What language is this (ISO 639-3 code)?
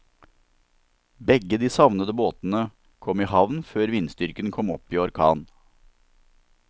nor